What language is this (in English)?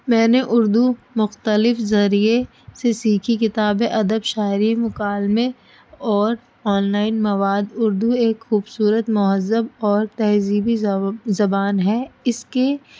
Urdu